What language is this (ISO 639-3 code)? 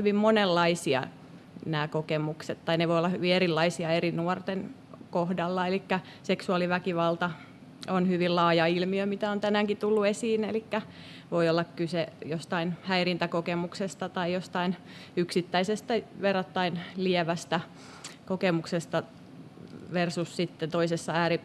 fin